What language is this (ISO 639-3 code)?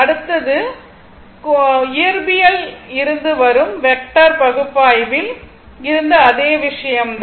tam